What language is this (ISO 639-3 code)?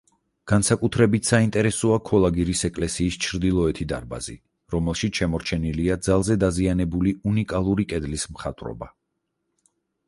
kat